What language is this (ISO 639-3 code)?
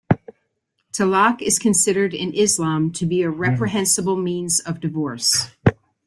eng